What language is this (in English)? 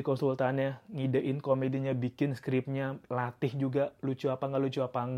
Indonesian